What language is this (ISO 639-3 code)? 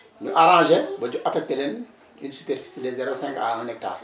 wol